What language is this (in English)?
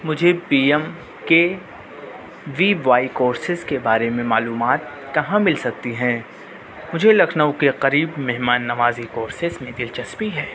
Urdu